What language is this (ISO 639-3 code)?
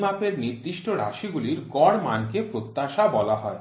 ben